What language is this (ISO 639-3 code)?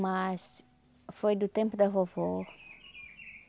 por